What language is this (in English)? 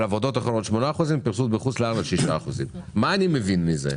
Hebrew